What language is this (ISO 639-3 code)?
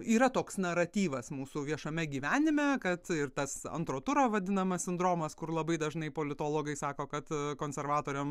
lit